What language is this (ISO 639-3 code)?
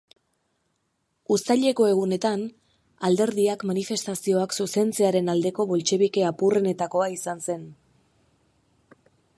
eus